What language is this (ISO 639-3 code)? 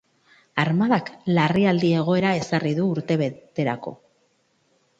eus